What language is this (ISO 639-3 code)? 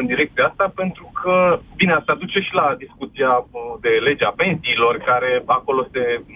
ron